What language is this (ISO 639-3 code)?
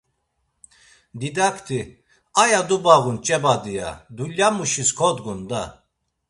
lzz